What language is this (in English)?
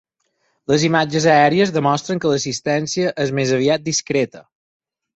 Catalan